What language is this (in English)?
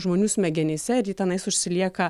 Lithuanian